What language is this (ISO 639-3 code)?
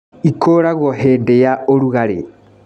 kik